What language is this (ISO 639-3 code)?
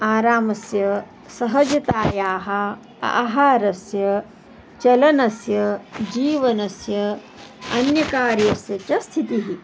san